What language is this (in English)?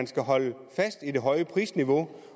Danish